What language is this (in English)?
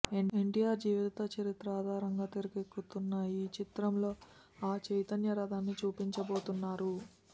Telugu